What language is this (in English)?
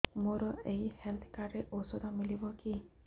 Odia